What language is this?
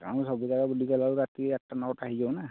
Odia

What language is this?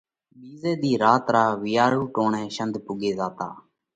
Parkari Koli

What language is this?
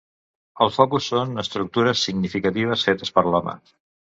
Catalan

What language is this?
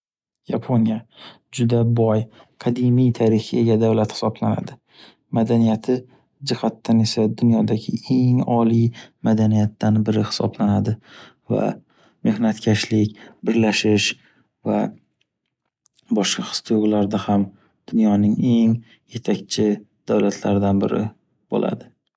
Uzbek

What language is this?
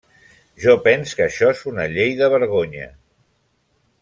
Catalan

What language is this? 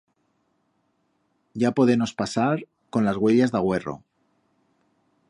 Aragonese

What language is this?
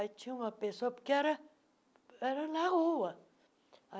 Portuguese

